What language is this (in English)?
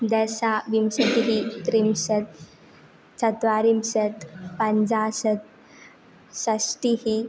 Sanskrit